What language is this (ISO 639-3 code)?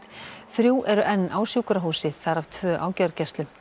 isl